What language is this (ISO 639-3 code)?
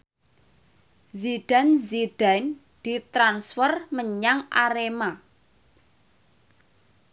jav